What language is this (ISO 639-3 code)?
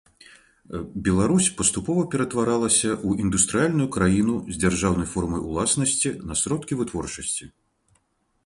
bel